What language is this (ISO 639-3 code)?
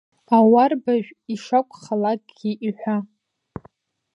abk